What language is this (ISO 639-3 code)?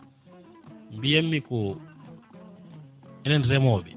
ful